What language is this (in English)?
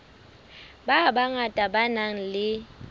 Southern Sotho